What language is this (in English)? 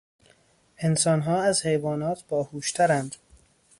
Persian